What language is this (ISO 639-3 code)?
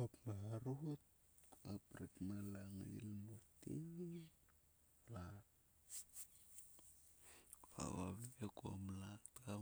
sua